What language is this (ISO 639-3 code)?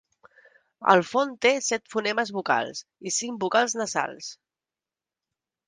cat